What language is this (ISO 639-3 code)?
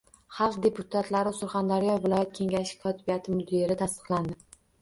uzb